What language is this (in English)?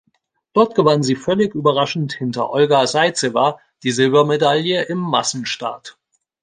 German